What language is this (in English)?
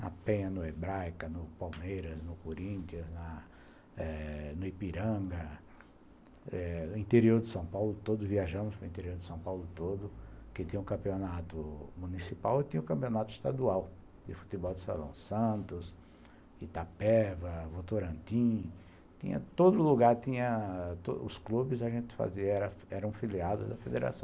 Portuguese